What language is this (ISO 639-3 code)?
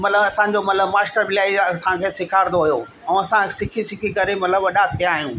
snd